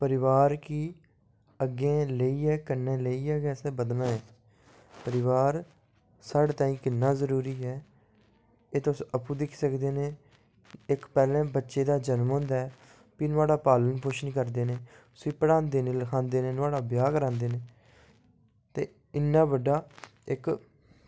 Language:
Dogri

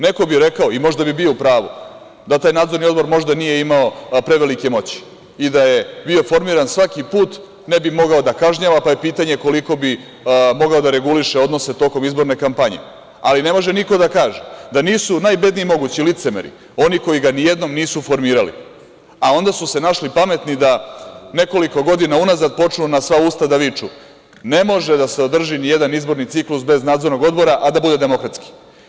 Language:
Serbian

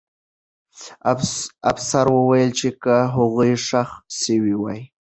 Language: Pashto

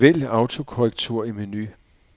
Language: Danish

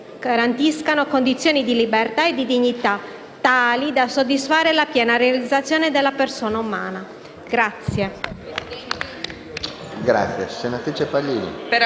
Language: Italian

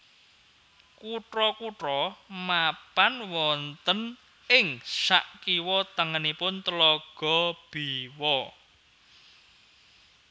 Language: Javanese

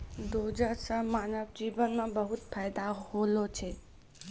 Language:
Maithili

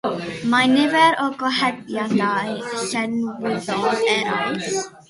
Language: Welsh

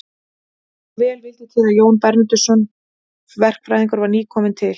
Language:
Icelandic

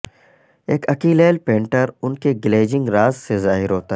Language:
Urdu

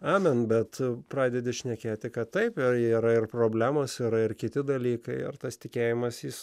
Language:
Lithuanian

